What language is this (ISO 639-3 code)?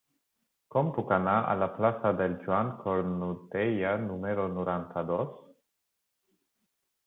cat